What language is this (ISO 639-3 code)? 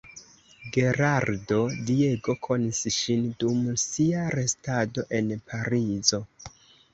epo